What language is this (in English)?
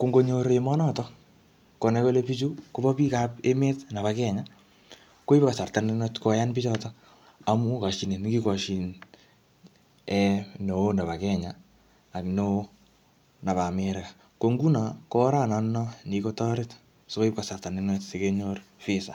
Kalenjin